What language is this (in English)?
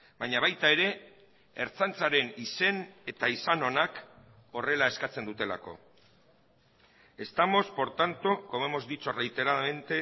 Basque